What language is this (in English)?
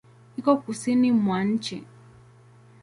Swahili